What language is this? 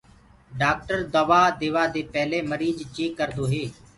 Gurgula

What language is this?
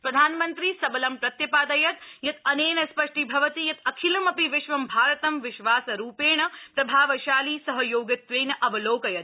Sanskrit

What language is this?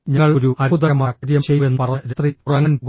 Malayalam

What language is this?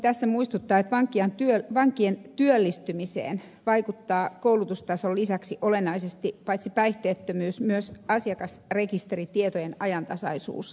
Finnish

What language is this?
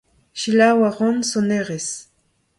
Breton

